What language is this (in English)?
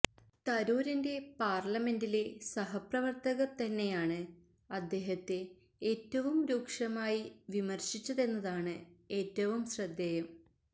Malayalam